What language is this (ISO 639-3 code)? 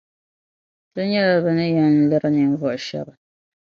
dag